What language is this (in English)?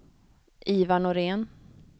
Swedish